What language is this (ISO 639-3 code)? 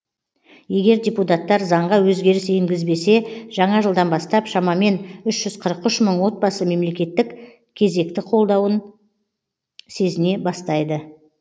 kaz